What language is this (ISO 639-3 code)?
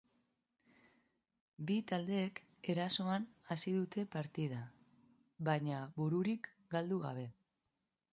eus